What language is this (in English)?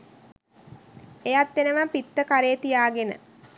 Sinhala